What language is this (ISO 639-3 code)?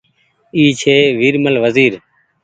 gig